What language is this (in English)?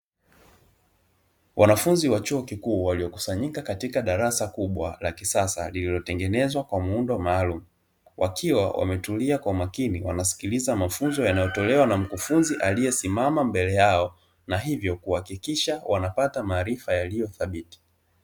Swahili